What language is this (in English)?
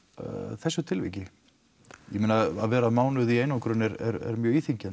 Icelandic